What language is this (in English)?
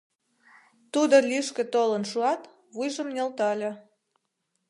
Mari